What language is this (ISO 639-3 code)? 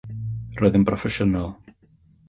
cym